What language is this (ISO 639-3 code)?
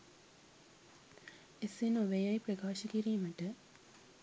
sin